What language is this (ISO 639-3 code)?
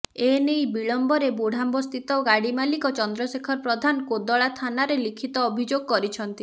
ori